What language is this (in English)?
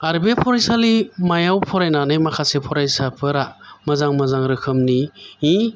Bodo